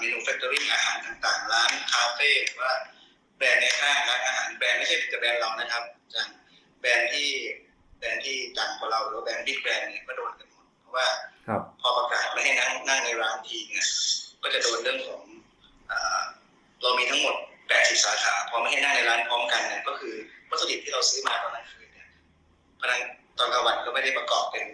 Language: Thai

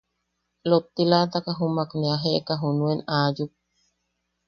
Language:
Yaqui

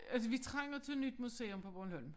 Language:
Danish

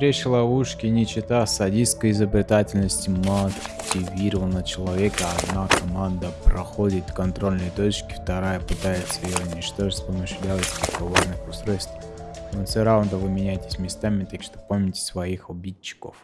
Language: Russian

